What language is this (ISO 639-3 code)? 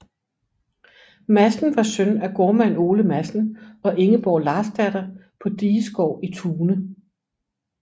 dan